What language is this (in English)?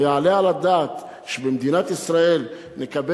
Hebrew